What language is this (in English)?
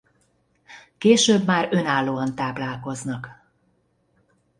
Hungarian